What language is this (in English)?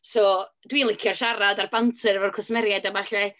Welsh